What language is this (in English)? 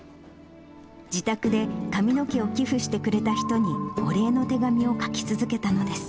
Japanese